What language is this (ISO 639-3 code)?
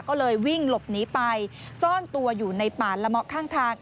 tha